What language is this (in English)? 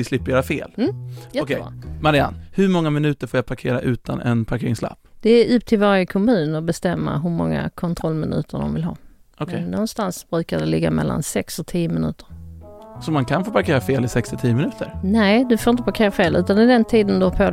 Swedish